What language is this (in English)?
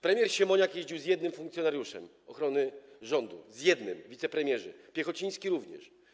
Polish